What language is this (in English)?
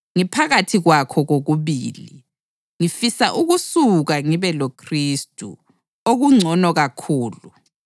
North Ndebele